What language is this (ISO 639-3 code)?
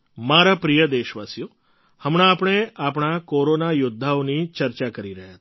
guj